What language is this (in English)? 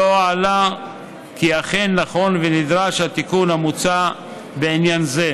Hebrew